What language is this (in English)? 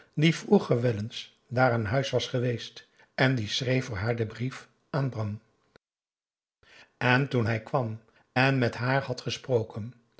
Dutch